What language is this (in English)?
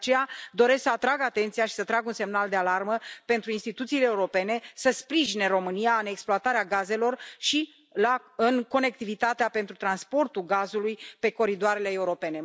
Romanian